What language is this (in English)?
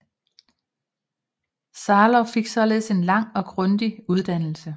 Danish